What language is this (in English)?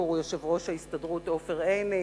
Hebrew